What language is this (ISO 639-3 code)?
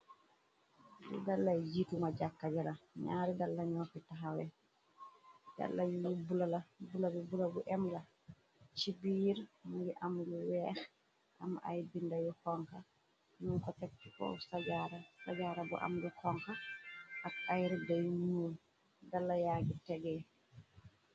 wol